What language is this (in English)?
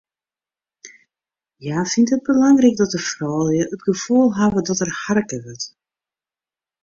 Western Frisian